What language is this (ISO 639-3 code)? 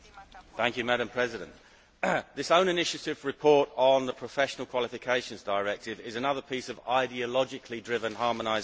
eng